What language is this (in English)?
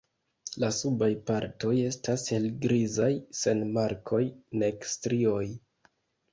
Esperanto